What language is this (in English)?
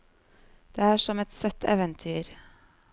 Norwegian